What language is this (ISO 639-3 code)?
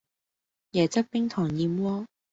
yue